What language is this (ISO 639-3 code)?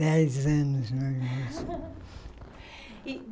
por